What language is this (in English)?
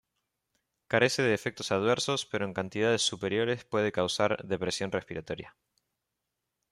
Spanish